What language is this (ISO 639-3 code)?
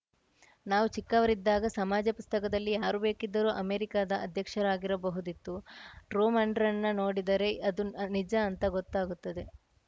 kan